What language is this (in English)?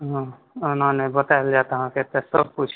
Maithili